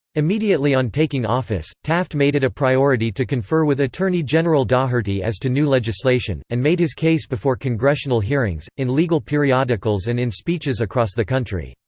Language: English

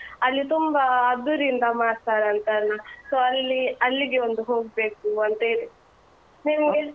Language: Kannada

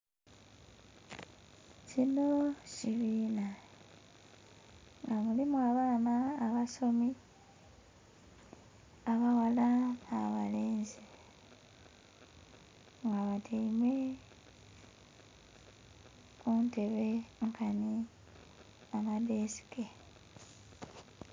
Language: Soga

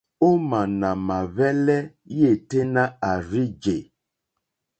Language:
Mokpwe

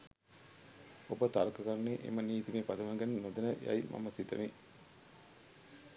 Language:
Sinhala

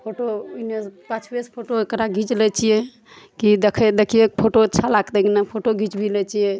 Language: Maithili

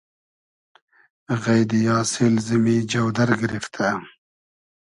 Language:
Hazaragi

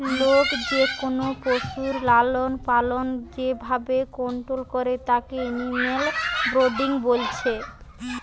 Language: Bangla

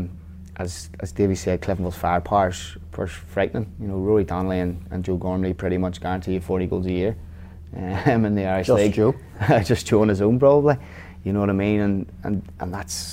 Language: English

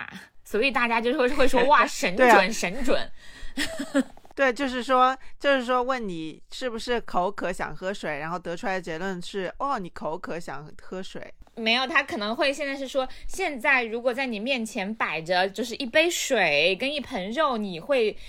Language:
Chinese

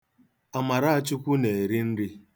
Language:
Igbo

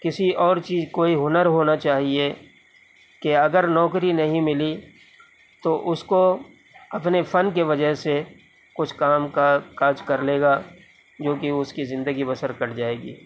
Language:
Urdu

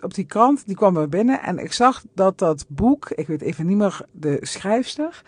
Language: Dutch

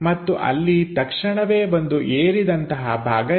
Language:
Kannada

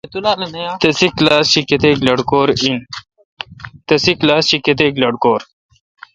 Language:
Kalkoti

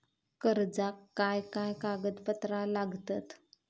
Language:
Marathi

